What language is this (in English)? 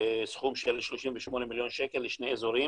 Hebrew